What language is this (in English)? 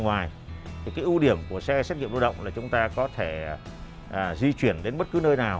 Vietnamese